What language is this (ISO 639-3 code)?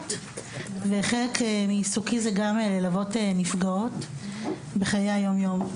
heb